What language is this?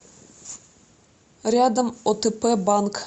Russian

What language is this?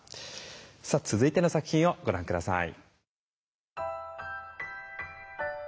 Japanese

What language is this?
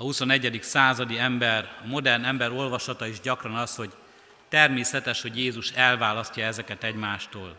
Hungarian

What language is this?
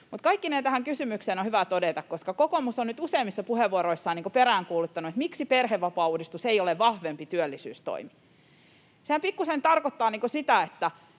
Finnish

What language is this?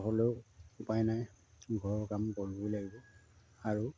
Assamese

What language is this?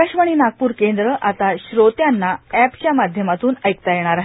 Marathi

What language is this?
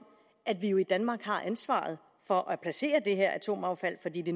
Danish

